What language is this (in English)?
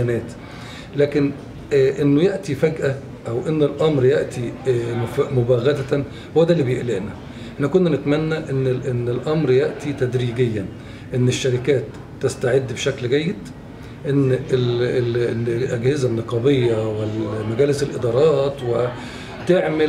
Arabic